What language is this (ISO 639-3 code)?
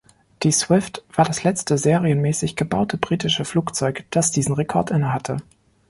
deu